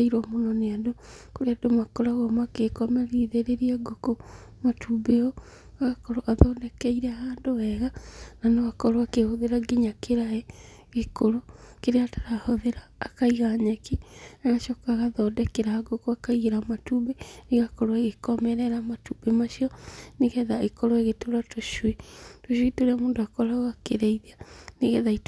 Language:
Kikuyu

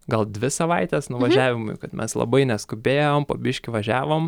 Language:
Lithuanian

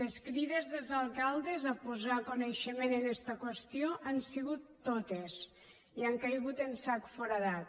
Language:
Catalan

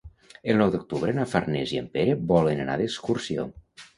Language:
Catalan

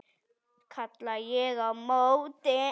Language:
Icelandic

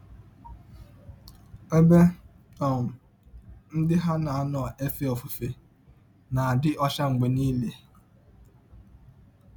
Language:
Igbo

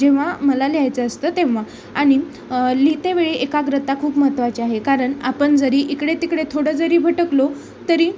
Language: Marathi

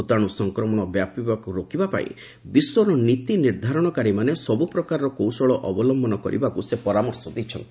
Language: Odia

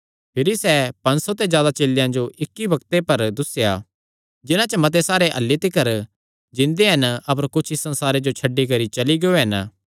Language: Kangri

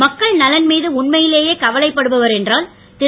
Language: Tamil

